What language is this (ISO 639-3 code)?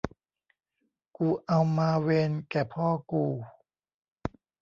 tha